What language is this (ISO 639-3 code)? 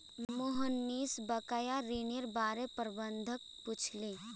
mag